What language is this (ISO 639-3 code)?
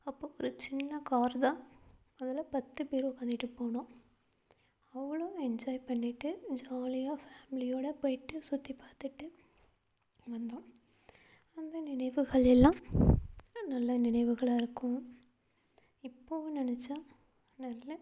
tam